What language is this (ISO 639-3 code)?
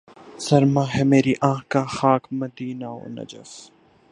urd